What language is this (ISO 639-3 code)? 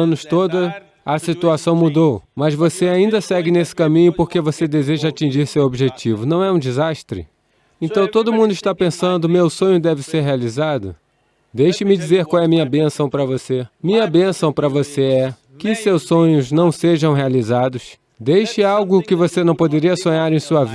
por